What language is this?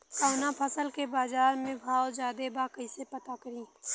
Bhojpuri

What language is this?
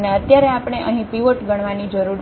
Gujarati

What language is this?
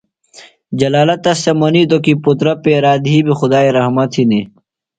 Phalura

